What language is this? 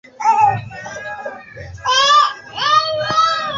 Swahili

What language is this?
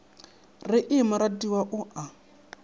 Northern Sotho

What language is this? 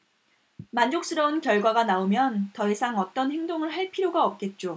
Korean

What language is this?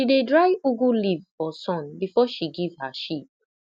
Nigerian Pidgin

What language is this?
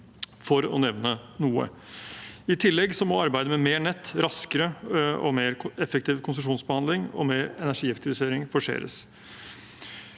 Norwegian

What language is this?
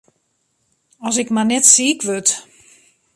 Western Frisian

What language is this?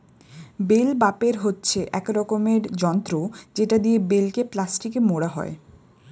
Bangla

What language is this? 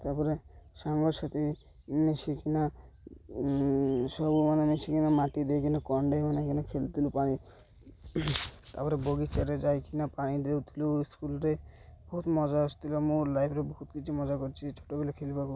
Odia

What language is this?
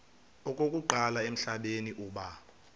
Xhosa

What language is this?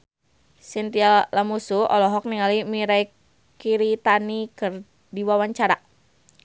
Sundanese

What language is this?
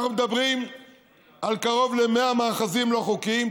Hebrew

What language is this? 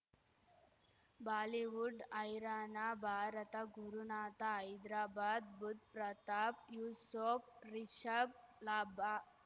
Kannada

